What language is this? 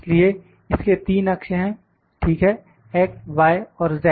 Hindi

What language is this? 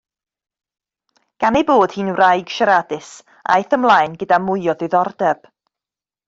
Welsh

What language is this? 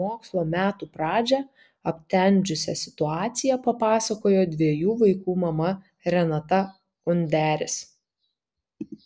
Lithuanian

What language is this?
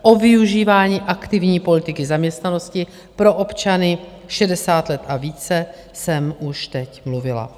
Czech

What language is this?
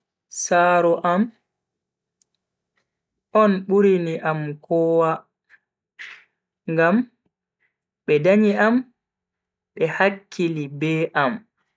Bagirmi Fulfulde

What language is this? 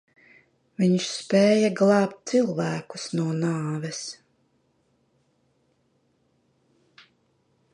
Latvian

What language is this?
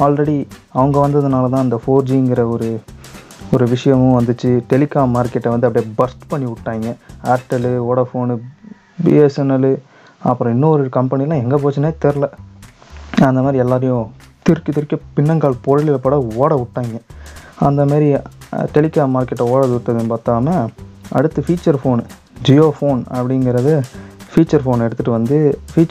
Tamil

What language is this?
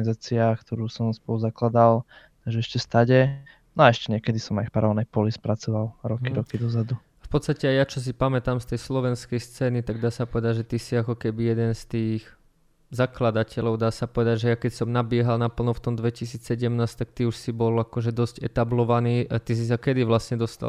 Slovak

